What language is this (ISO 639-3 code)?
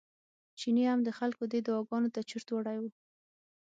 pus